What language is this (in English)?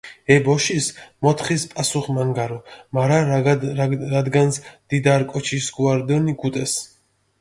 Mingrelian